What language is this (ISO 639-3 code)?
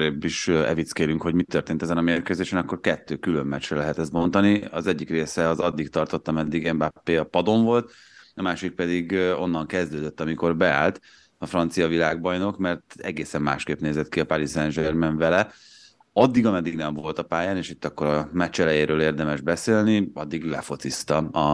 hun